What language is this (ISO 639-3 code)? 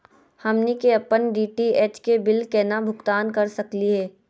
mag